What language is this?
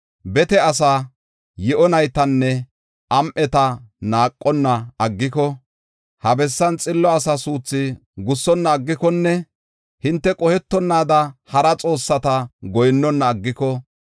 Gofa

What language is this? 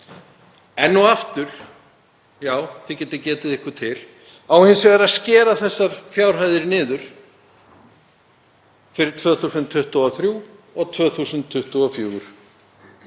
Icelandic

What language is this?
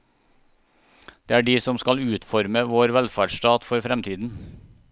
Norwegian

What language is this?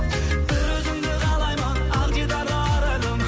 Kazakh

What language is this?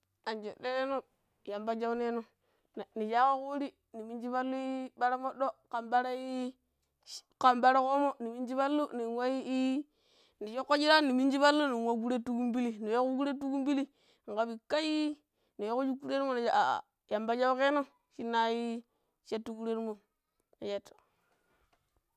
Pero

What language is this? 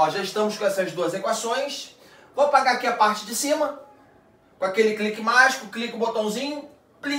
Portuguese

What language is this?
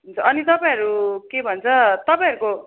Nepali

